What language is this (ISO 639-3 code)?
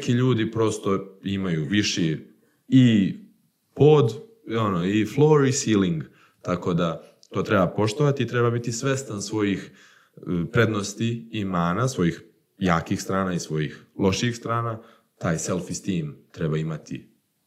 hrv